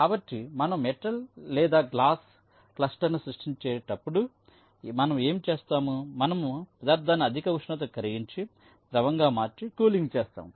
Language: Telugu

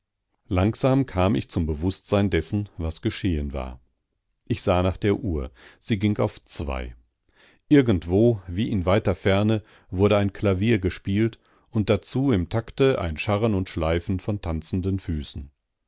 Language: German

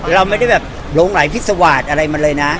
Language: Thai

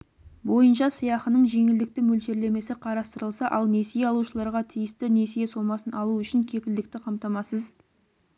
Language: Kazakh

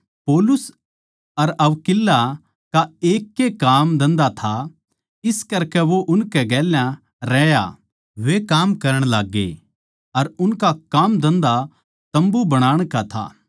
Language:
Haryanvi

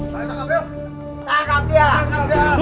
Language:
Indonesian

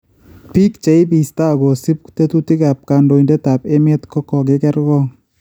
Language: Kalenjin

